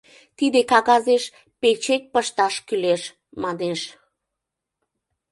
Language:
Mari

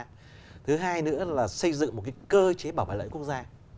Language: Vietnamese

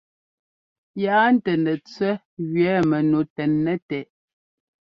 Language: Ngomba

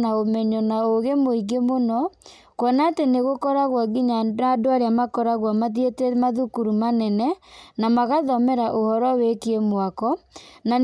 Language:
Kikuyu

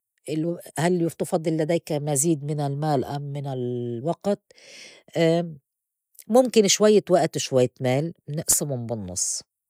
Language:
North Levantine Arabic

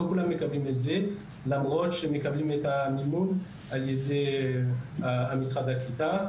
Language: Hebrew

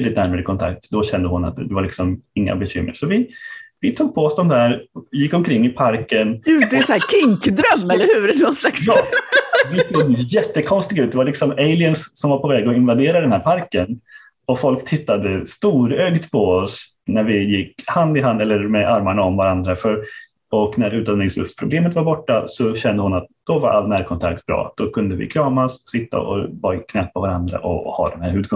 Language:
Swedish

